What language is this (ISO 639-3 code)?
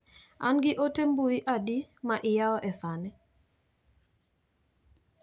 luo